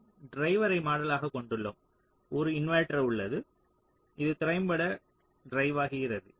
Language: Tamil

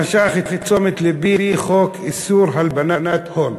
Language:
Hebrew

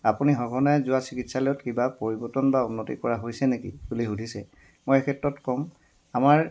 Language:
Assamese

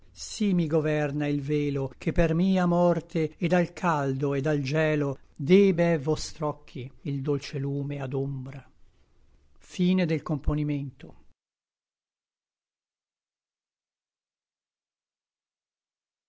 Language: Italian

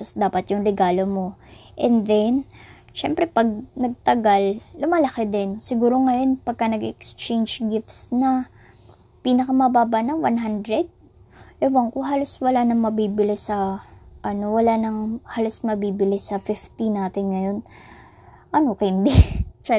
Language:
Filipino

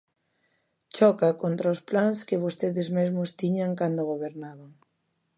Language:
Galician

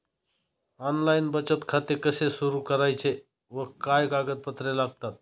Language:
Marathi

